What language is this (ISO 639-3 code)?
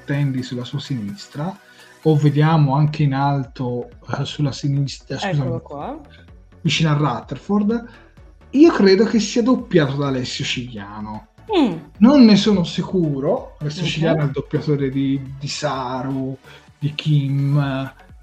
ita